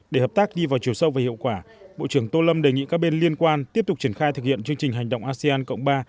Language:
Vietnamese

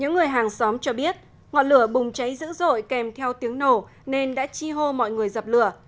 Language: Vietnamese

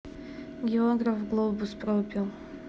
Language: Russian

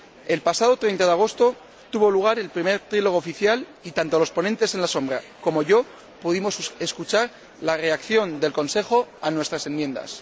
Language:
Spanish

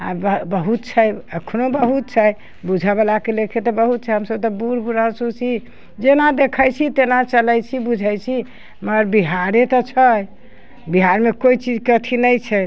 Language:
Maithili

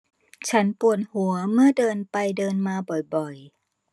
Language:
Thai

